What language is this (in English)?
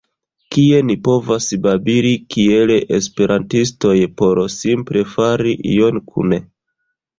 Esperanto